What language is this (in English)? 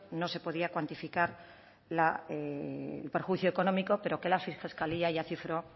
Spanish